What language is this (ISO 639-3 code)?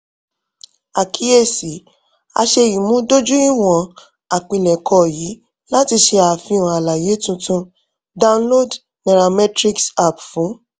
yor